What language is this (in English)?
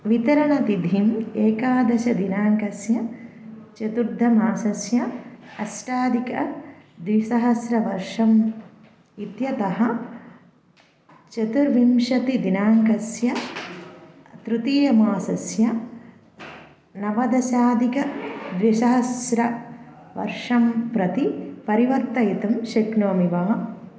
Sanskrit